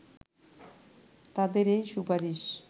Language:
Bangla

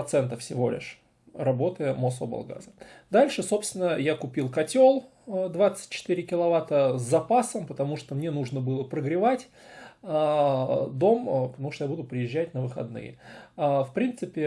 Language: Russian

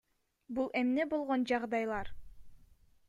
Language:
Kyrgyz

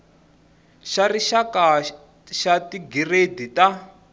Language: Tsonga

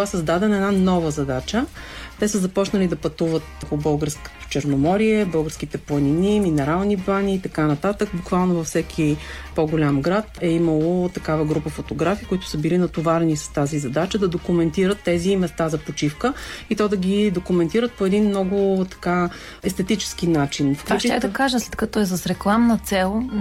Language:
Bulgarian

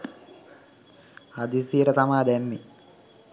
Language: Sinhala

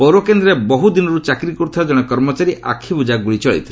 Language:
Odia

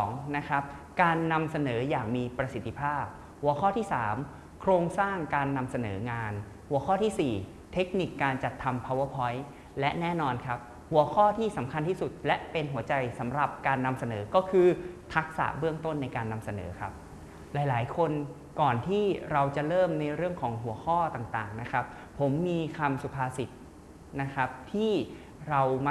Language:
Thai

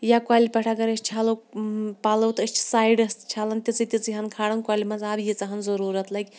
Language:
Kashmiri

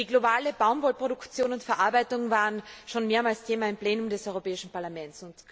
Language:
German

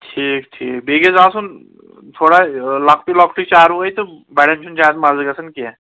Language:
Kashmiri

